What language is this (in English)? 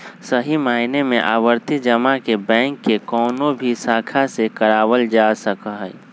Magahi